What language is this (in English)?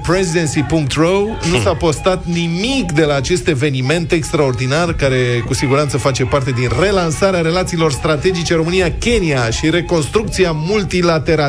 Romanian